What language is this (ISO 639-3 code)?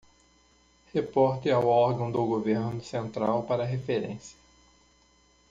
por